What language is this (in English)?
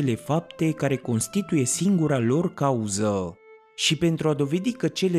Romanian